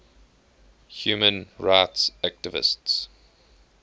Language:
English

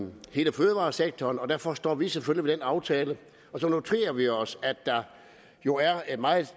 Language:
Danish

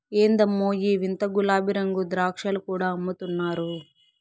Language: Telugu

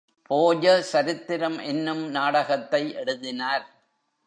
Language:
Tamil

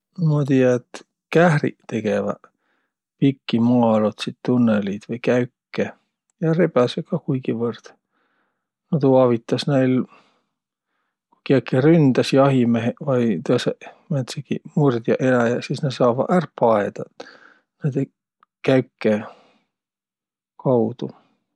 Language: Võro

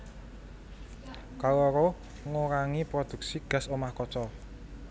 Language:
Javanese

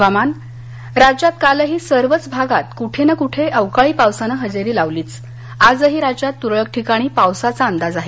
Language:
Marathi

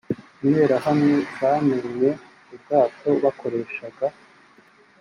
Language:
Kinyarwanda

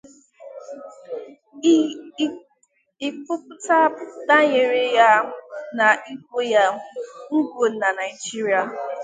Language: Igbo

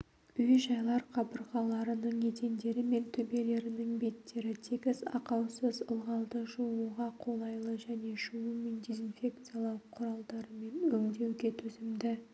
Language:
Kazakh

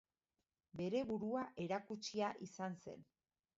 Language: Basque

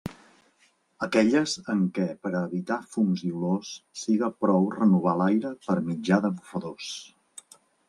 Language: Catalan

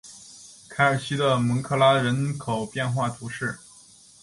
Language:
Chinese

